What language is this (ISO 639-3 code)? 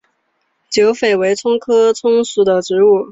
zho